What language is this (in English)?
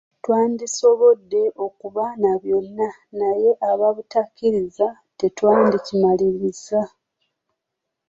Ganda